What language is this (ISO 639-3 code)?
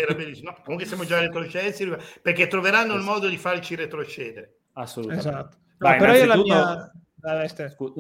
ita